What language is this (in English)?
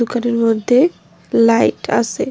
Bangla